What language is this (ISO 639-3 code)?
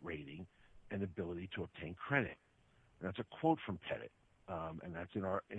eng